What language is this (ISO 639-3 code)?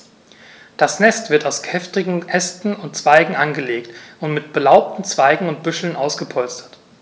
deu